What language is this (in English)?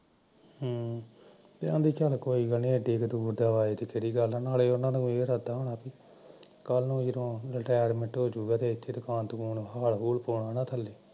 Punjabi